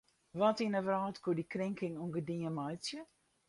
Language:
Western Frisian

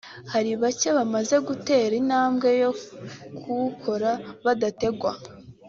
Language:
Kinyarwanda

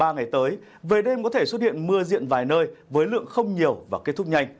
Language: Vietnamese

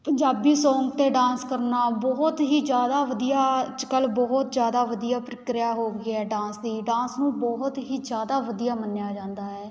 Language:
Punjabi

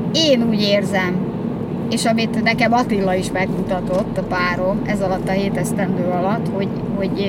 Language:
Hungarian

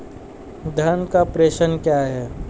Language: Hindi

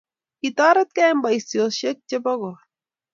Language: Kalenjin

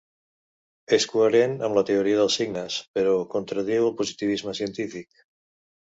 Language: Catalan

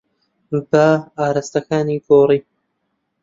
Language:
Central Kurdish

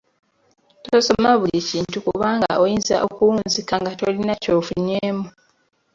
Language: Ganda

